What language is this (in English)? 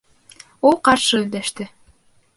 Bashkir